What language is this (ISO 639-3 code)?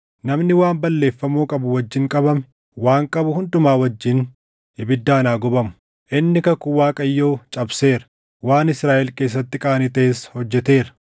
orm